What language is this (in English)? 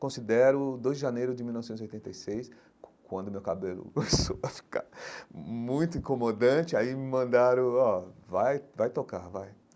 Portuguese